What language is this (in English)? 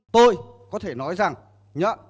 Vietnamese